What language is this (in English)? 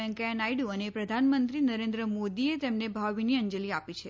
Gujarati